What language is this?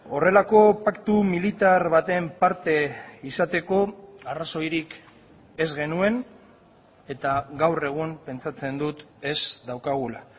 Basque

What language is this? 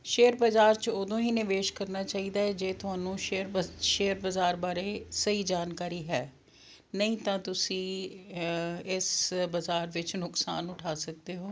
Punjabi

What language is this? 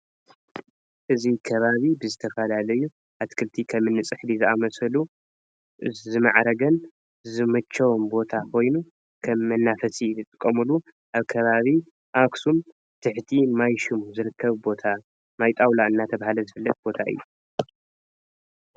Tigrinya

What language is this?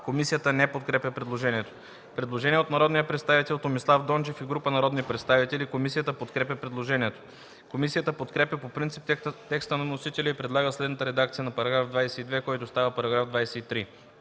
Bulgarian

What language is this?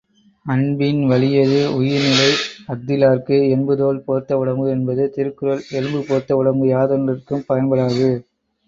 Tamil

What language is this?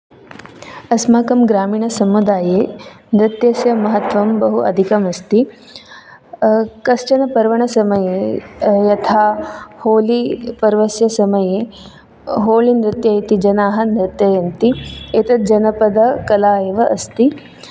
Sanskrit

